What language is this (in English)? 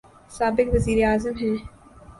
Urdu